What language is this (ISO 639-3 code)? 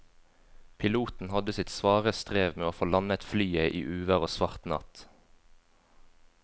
nor